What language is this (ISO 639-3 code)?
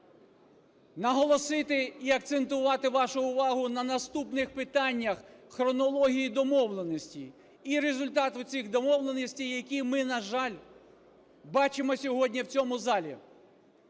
ukr